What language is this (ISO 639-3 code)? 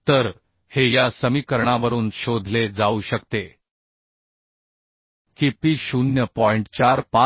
mar